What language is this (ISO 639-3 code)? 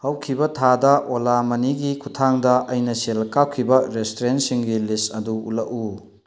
mni